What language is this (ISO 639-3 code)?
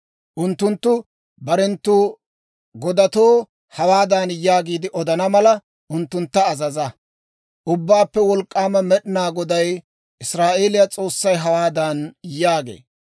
dwr